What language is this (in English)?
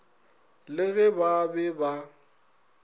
Northern Sotho